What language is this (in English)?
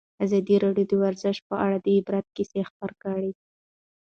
Pashto